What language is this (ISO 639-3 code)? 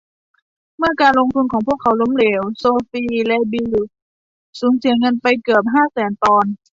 tha